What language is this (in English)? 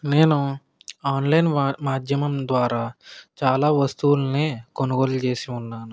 Telugu